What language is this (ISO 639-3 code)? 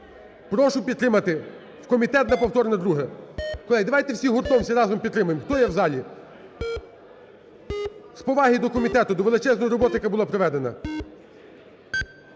ukr